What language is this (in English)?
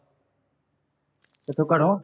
Punjabi